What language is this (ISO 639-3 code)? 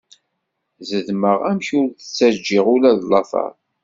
kab